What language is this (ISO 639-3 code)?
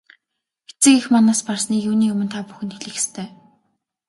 mon